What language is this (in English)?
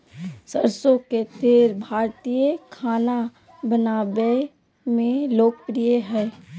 Magahi